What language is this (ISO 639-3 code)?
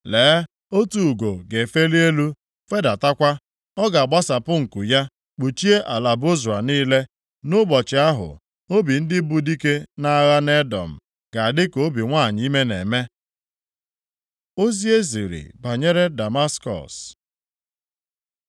ibo